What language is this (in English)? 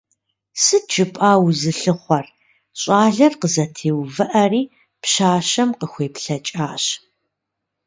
Kabardian